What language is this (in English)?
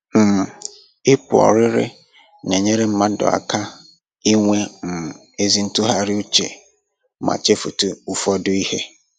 Igbo